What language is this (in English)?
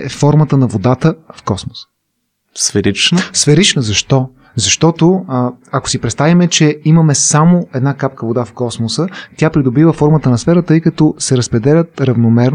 Bulgarian